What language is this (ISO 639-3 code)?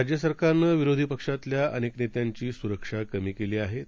mar